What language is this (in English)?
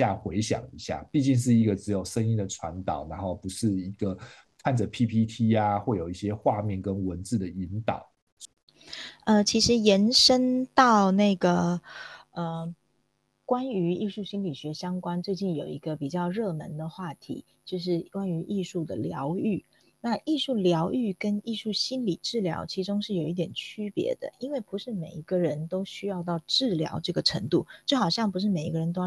Chinese